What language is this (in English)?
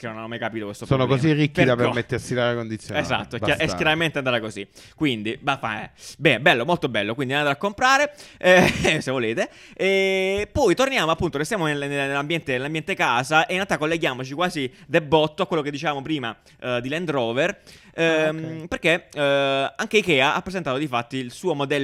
Italian